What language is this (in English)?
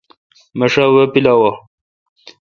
Kalkoti